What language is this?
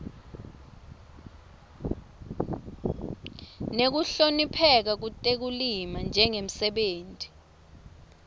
Swati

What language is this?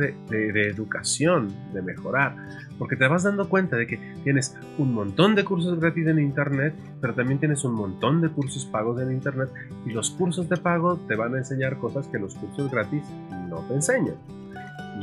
Spanish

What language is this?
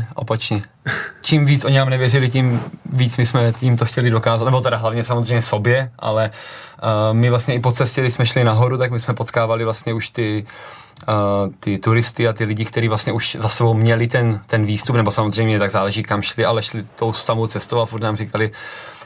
Czech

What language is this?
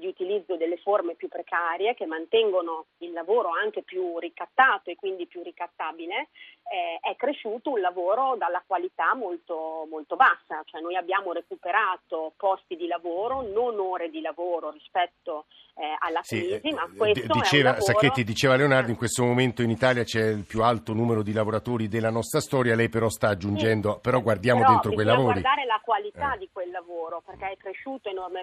Italian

